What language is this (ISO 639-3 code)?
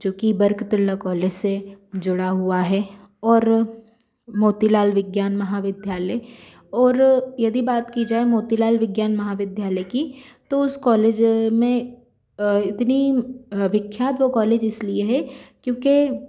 hin